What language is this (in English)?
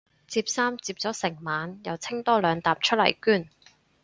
Cantonese